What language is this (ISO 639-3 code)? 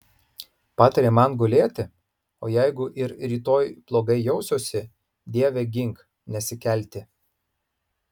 lit